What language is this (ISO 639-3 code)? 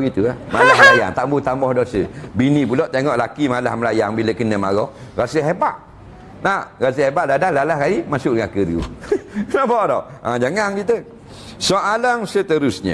msa